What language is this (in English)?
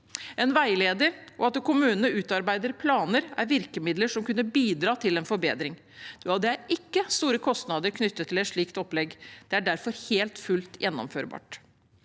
Norwegian